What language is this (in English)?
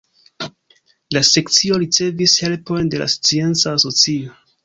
Esperanto